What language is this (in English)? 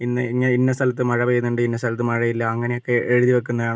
Malayalam